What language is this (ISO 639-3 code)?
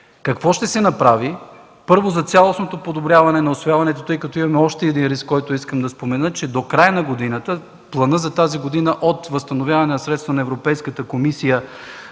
bul